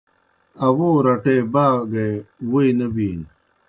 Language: Kohistani Shina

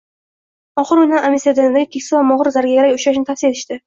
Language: Uzbek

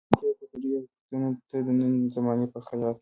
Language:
Pashto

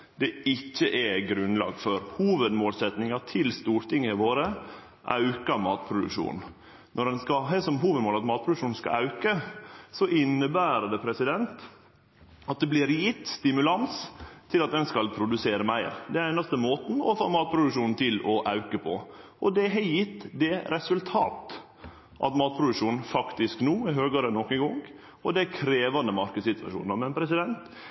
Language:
Norwegian Nynorsk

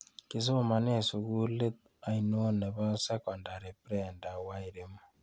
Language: Kalenjin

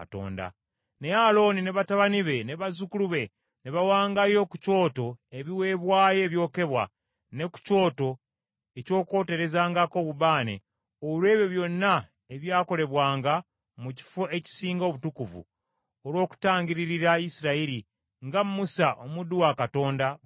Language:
Ganda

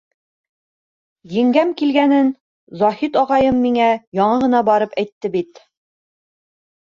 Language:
Bashkir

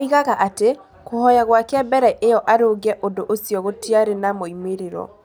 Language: Kikuyu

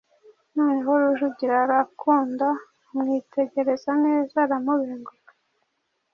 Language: Kinyarwanda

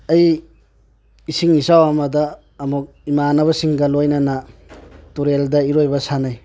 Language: Manipuri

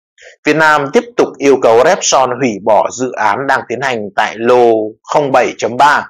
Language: Vietnamese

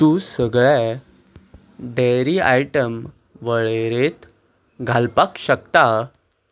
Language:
Konkani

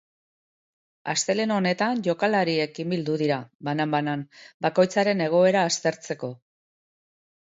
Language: Basque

